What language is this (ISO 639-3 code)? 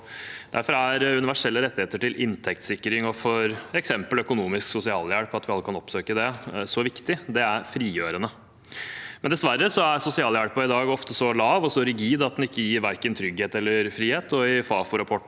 nor